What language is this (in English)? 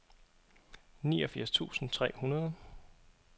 Danish